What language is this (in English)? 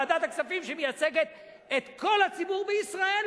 Hebrew